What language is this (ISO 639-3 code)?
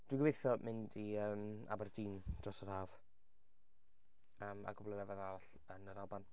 cym